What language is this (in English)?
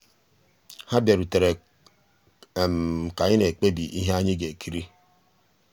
Igbo